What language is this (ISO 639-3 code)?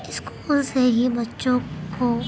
urd